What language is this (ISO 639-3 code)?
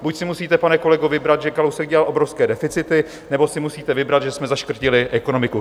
ces